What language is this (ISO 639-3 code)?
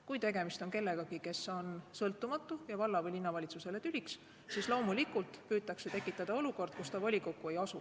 est